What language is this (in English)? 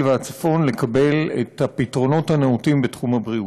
Hebrew